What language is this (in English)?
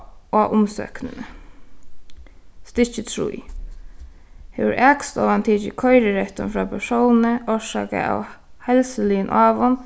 Faroese